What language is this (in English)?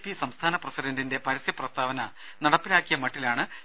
Malayalam